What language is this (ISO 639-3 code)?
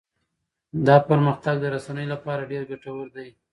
pus